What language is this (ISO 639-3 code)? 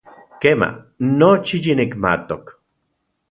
ncx